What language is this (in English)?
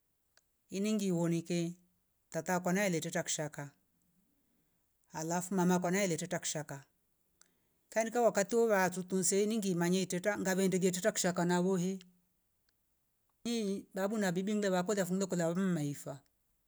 Rombo